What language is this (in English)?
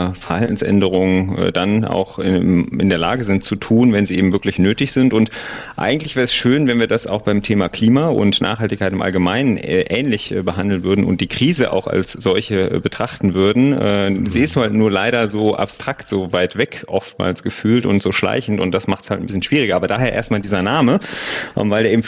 German